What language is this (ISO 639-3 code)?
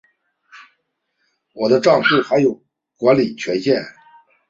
zho